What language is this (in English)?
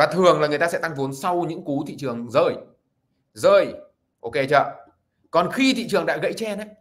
Vietnamese